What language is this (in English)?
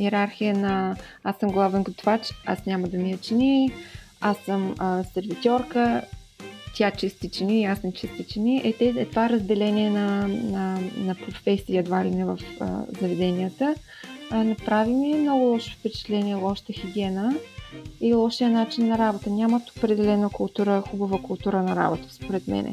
Bulgarian